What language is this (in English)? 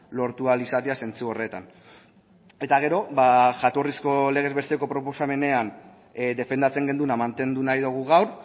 Basque